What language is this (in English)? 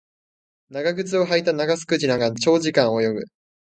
Japanese